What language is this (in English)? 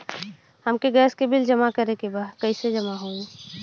Bhojpuri